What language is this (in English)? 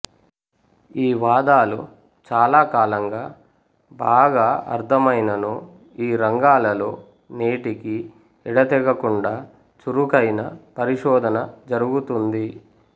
Telugu